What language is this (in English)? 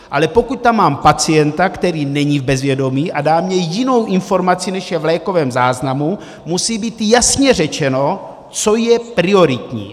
Czech